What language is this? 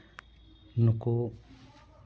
Santali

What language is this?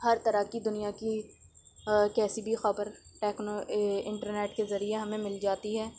Urdu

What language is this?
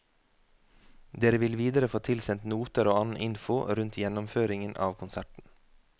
Norwegian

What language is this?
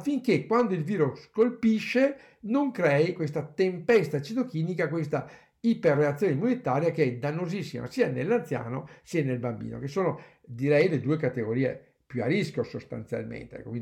Italian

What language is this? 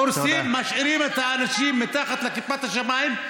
Hebrew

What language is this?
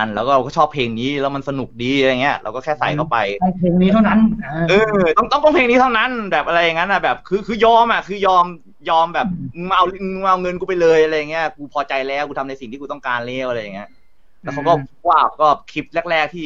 Thai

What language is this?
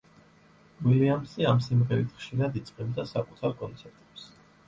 Georgian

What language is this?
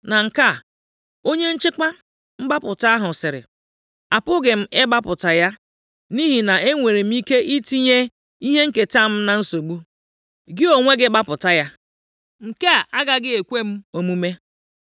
Igbo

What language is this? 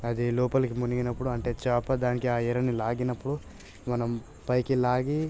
Telugu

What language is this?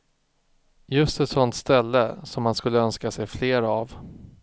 Swedish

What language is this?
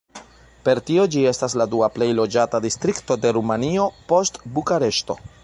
Esperanto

